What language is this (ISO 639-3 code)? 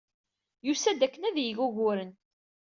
kab